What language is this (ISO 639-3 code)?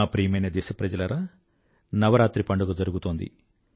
tel